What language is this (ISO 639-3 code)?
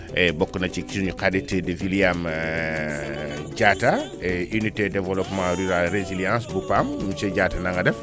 wol